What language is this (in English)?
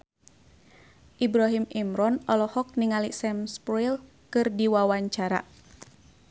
Sundanese